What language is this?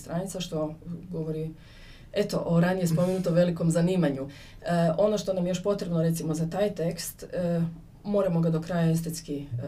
Croatian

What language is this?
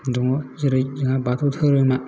Bodo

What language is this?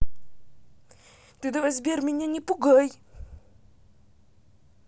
Russian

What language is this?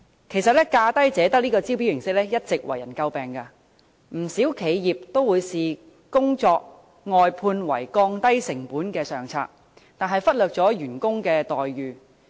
Cantonese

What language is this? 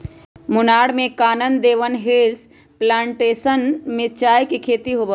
Magahi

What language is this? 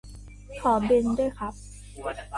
Thai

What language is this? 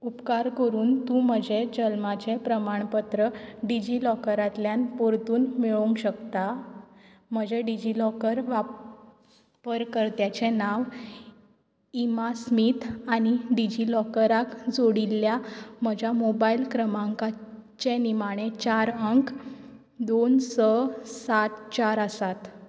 Konkani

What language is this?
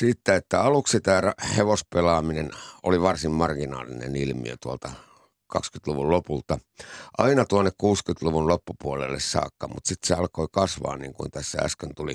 Finnish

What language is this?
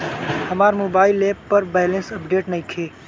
Bhojpuri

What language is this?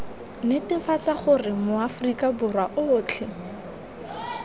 Tswana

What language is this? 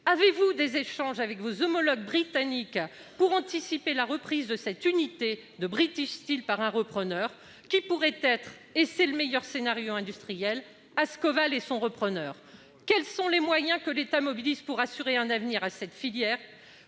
French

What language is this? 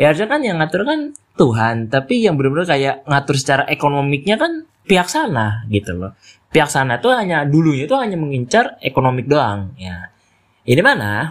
Indonesian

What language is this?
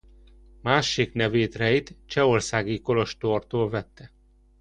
Hungarian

